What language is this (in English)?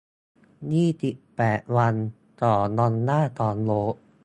Thai